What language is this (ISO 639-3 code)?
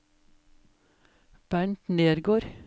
nor